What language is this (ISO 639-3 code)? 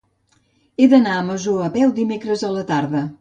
cat